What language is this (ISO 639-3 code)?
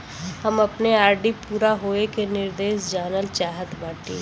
bho